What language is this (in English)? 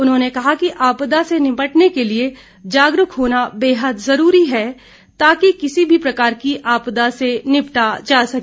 Hindi